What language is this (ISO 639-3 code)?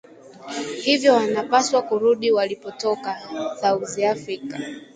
swa